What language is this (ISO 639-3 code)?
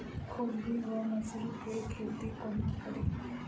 mai